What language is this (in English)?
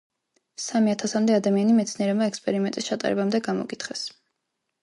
Georgian